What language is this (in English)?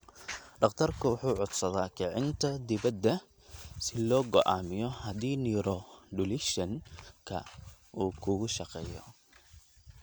Somali